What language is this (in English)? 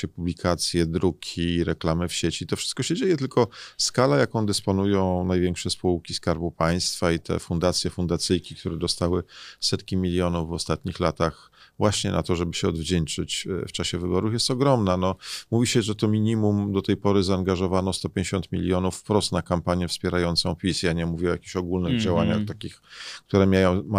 Polish